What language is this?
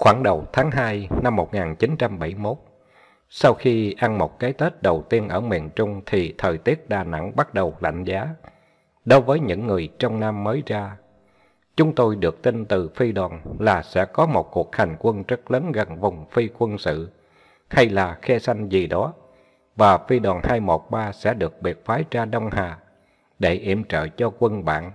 Vietnamese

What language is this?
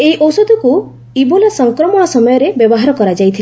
Odia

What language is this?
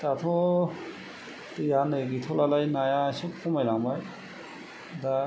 Bodo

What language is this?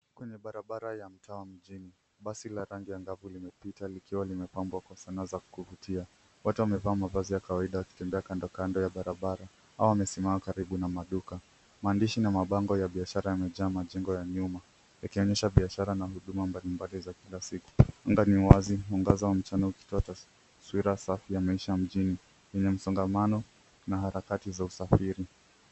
Swahili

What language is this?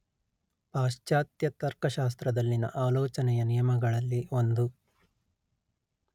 Kannada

